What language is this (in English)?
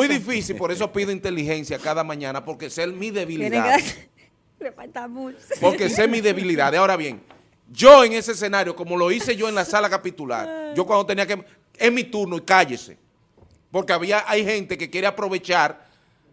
Spanish